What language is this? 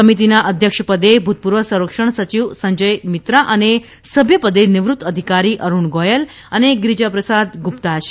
Gujarati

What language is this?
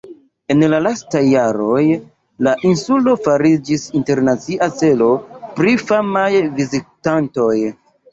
Esperanto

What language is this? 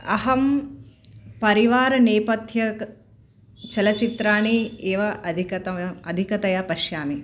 Sanskrit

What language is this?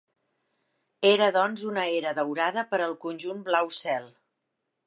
Catalan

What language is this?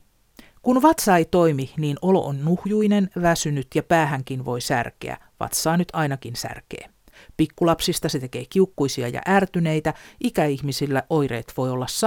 Finnish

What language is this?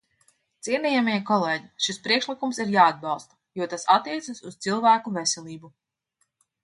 Latvian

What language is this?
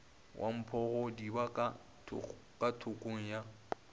Northern Sotho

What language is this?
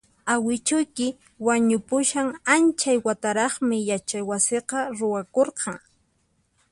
Puno Quechua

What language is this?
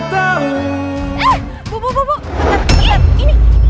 Indonesian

